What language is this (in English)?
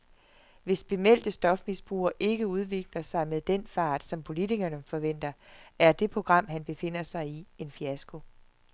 Danish